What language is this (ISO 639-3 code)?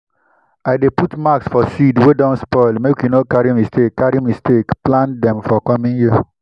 pcm